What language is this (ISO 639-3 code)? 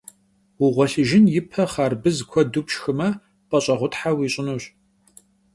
kbd